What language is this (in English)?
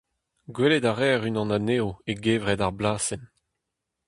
Breton